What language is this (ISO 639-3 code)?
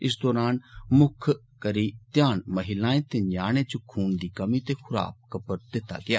doi